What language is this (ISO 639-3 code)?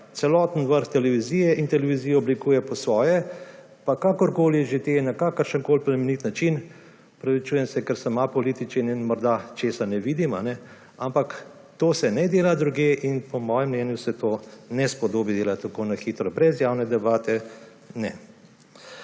slv